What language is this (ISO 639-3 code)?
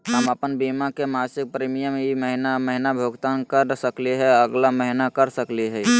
mag